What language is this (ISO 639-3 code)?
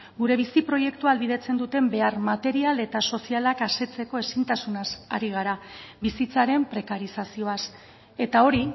eus